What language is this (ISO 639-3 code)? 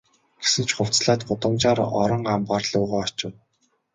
mon